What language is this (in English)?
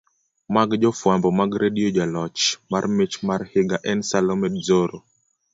Luo (Kenya and Tanzania)